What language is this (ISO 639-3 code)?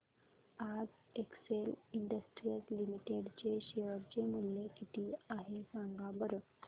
mar